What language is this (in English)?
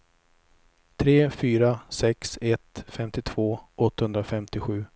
Swedish